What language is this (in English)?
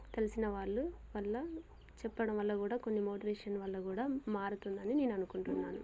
Telugu